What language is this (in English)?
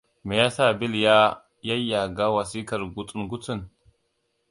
Hausa